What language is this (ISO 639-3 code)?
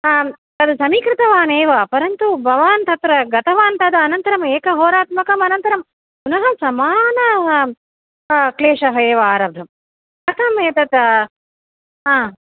san